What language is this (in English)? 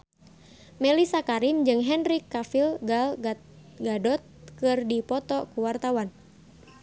Sundanese